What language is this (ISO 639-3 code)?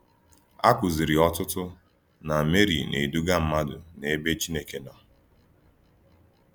ibo